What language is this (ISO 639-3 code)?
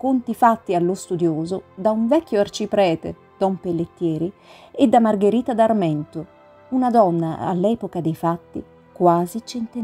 ita